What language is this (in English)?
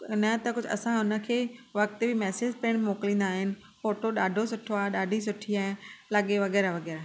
Sindhi